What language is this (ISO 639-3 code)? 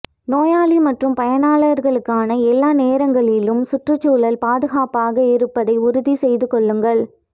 tam